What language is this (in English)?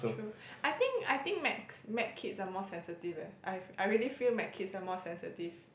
English